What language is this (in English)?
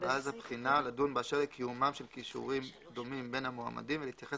Hebrew